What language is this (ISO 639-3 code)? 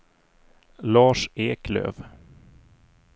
swe